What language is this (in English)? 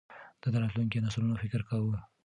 Pashto